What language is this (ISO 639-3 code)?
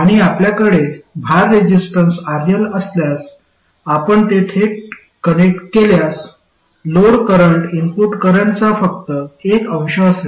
mar